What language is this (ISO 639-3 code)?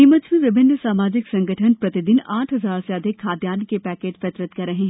hin